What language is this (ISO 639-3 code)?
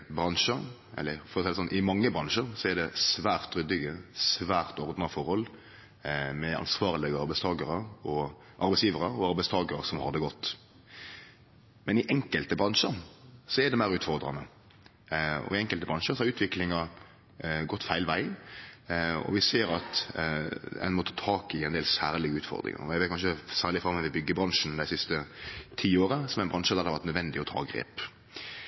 nno